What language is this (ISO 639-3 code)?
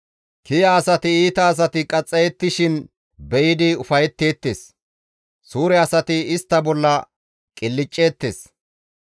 gmv